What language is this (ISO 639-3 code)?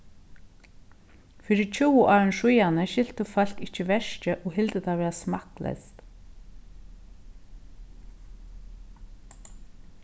fao